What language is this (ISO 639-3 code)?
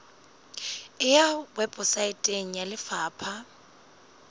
sot